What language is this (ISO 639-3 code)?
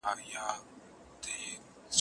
pus